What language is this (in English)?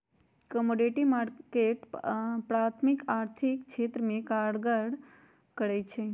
Magahi